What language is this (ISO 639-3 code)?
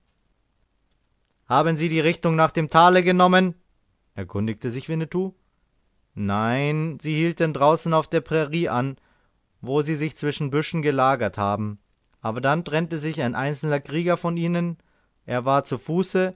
deu